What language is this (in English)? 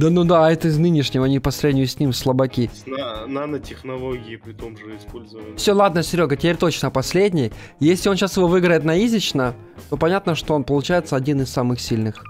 Russian